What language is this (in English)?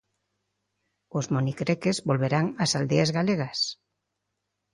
Galician